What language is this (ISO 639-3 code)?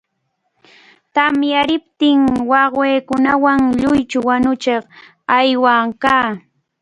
qvl